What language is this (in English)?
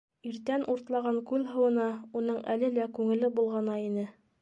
Bashkir